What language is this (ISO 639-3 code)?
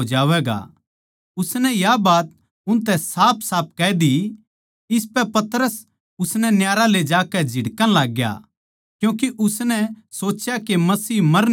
bgc